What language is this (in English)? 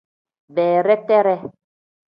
Tem